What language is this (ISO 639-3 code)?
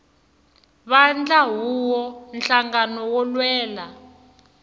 tso